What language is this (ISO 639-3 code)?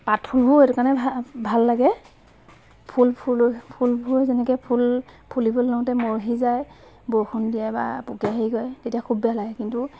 asm